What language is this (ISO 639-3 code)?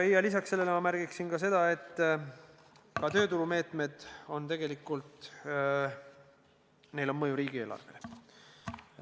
est